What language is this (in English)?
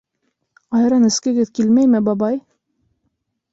Bashkir